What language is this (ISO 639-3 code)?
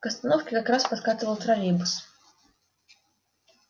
rus